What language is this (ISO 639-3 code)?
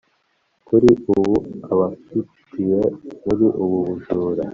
kin